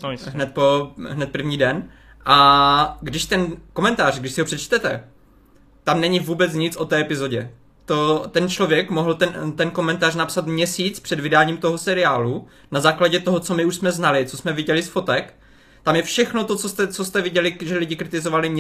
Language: Czech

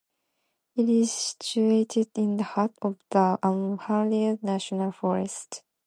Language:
English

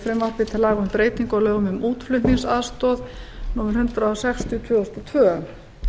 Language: Icelandic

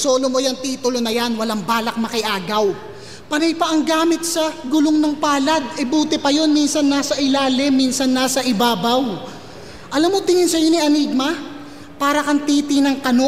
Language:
Filipino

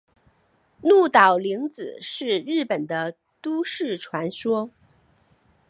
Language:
Chinese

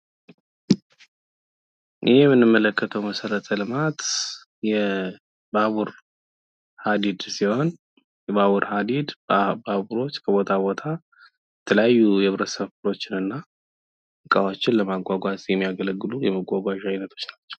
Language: Amharic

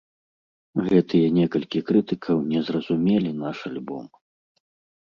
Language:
Belarusian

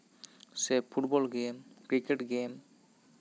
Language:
Santali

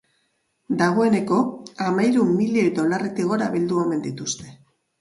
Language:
Basque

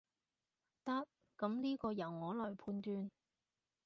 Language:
Cantonese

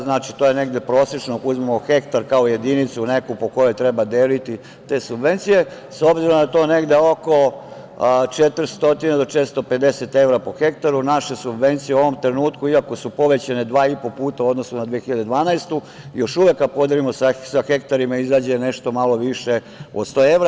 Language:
Serbian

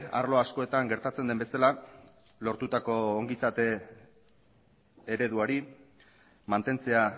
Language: Basque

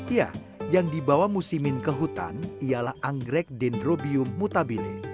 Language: Indonesian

